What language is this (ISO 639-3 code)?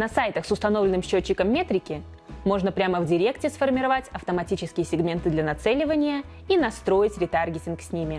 rus